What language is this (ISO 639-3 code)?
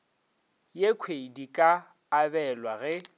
nso